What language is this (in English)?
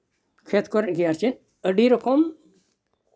Santali